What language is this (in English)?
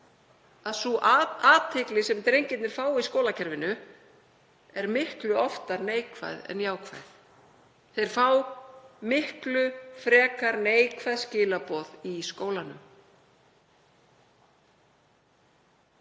Icelandic